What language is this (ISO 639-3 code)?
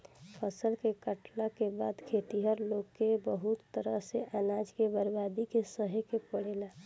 bho